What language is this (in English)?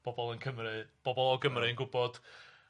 Welsh